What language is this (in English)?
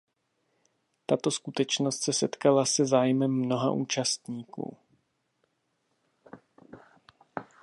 Czech